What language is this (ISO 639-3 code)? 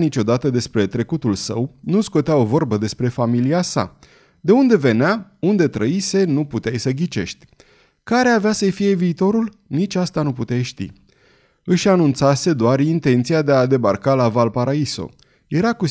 ron